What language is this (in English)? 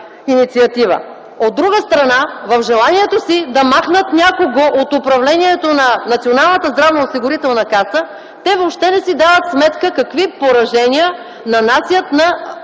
Bulgarian